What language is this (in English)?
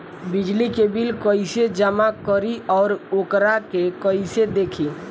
Bhojpuri